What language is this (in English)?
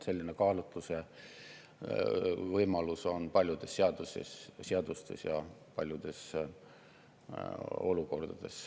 Estonian